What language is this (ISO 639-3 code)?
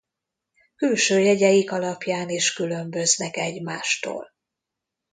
hun